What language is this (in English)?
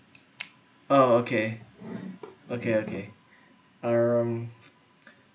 English